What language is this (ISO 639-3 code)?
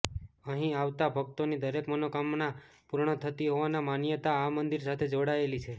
guj